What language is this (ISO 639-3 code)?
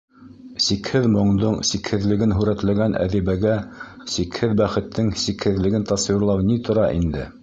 bak